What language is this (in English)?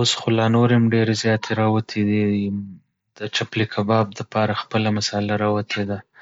Pashto